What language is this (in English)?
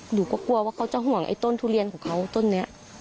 Thai